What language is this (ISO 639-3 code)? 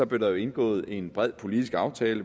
dan